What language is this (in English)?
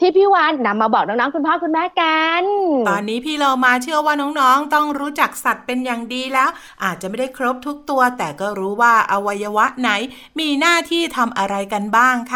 Thai